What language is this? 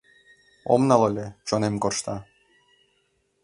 Mari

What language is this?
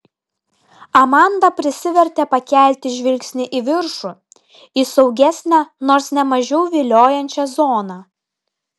Lithuanian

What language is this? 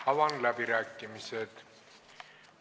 Estonian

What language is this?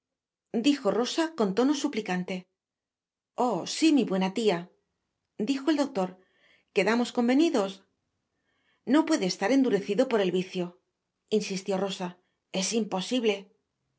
Spanish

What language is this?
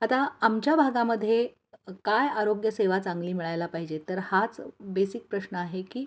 Marathi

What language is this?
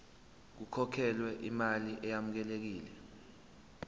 Zulu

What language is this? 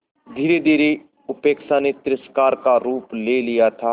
Hindi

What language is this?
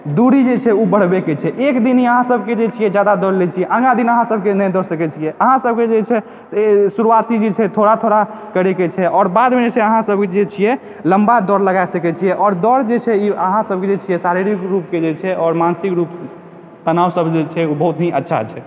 Maithili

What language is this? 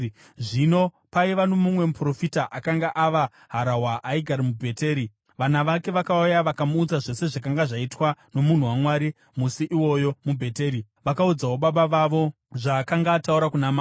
Shona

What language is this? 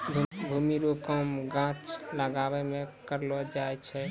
Maithili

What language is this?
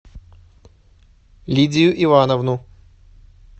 Russian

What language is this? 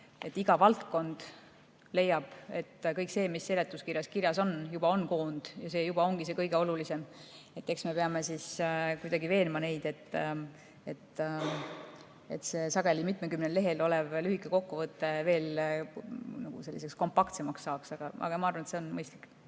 Estonian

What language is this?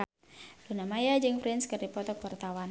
Sundanese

